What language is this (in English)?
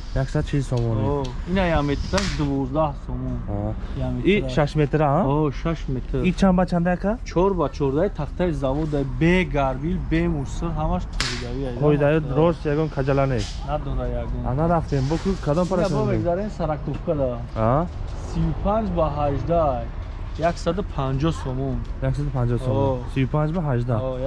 Turkish